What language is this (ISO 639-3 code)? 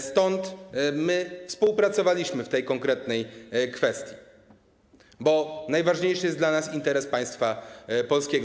pol